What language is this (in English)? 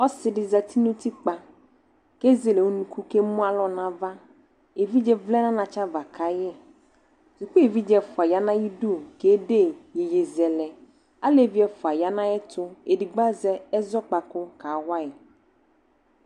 Ikposo